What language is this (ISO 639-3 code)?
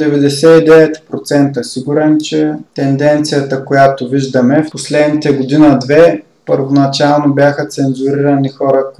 bul